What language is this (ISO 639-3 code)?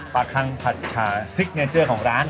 tha